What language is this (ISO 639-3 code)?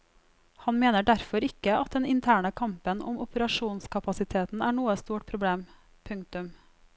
nor